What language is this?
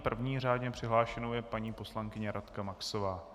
Czech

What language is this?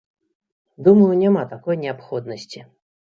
Belarusian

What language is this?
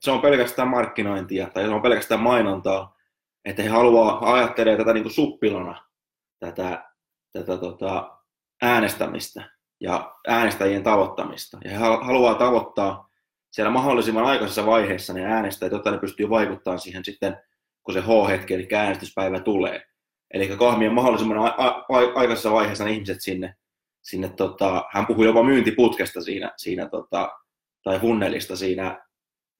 Finnish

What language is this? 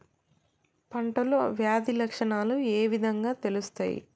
Telugu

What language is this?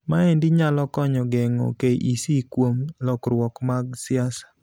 Luo (Kenya and Tanzania)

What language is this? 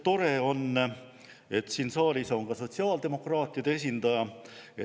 Estonian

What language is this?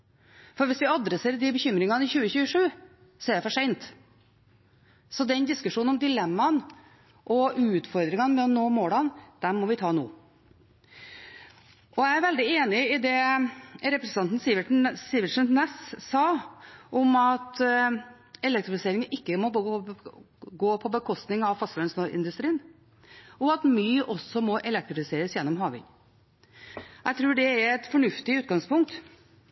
Norwegian Bokmål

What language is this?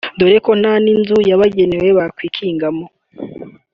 Kinyarwanda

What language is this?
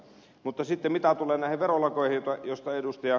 Finnish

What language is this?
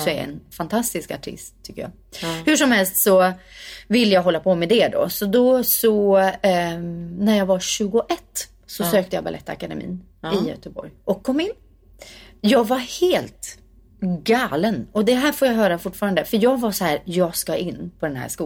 Swedish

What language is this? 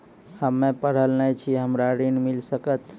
Maithili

